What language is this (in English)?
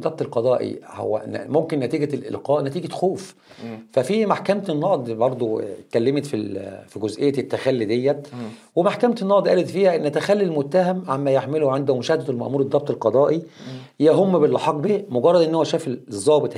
Arabic